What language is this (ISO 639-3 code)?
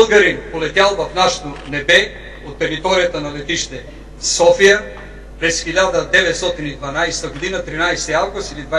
bul